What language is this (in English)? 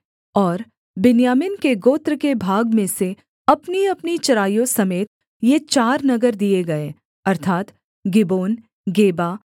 Hindi